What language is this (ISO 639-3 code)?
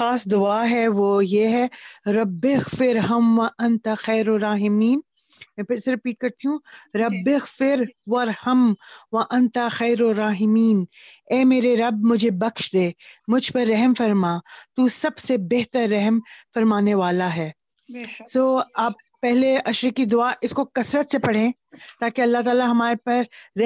pan